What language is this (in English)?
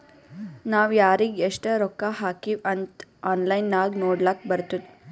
Kannada